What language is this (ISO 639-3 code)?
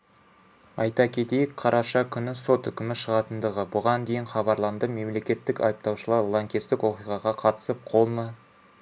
kaz